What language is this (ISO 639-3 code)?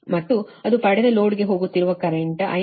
kan